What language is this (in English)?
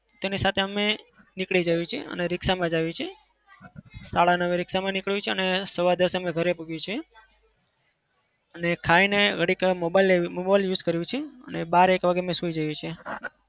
Gujarati